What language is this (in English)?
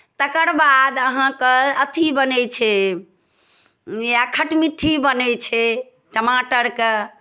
Maithili